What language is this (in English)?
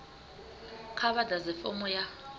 Venda